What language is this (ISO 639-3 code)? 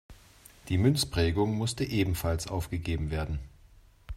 deu